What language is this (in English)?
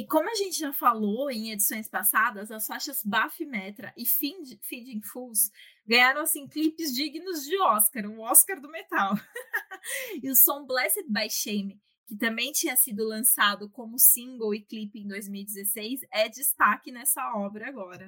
Portuguese